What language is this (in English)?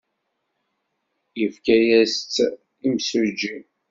Kabyle